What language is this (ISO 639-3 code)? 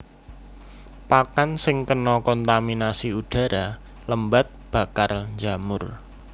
jav